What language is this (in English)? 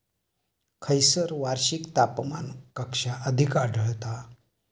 Marathi